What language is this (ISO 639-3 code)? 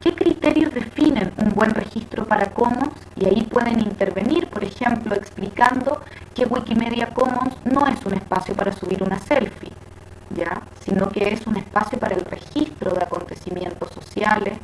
spa